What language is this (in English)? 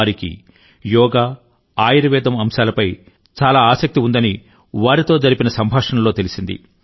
Telugu